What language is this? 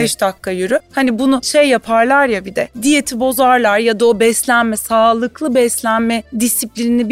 Turkish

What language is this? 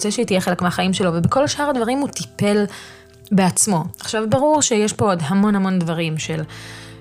Hebrew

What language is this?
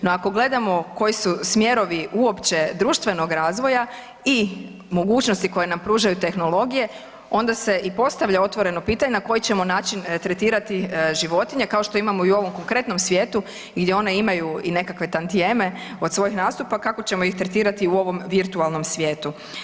Croatian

